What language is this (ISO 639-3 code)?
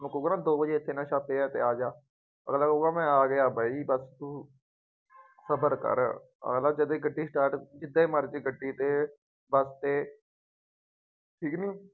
pan